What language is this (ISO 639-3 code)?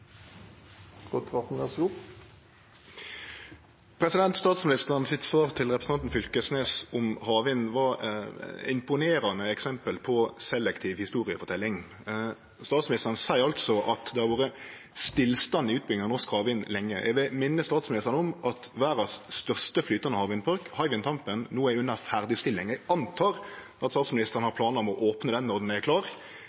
nno